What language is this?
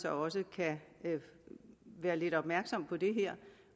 Danish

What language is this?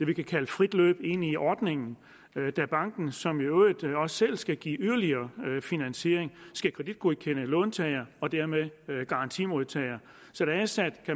Danish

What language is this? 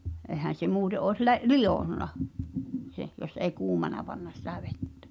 Finnish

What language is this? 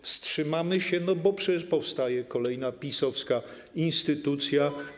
Polish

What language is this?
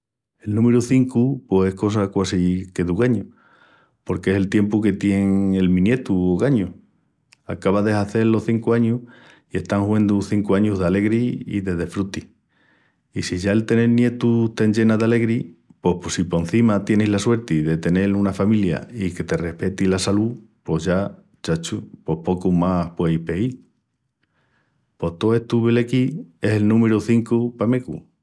Extremaduran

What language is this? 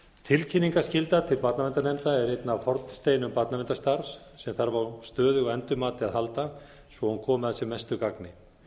Icelandic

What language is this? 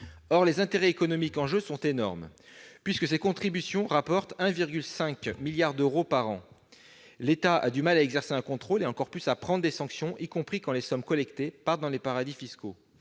French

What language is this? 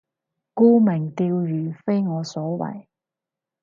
Cantonese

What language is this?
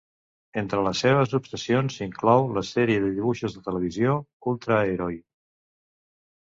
Catalan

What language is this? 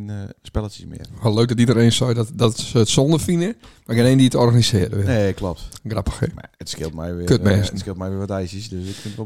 Dutch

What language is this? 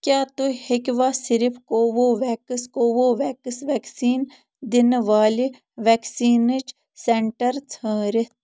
Kashmiri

